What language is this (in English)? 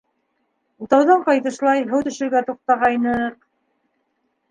Bashkir